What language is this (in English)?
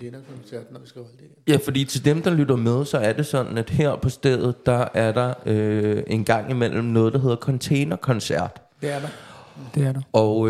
Danish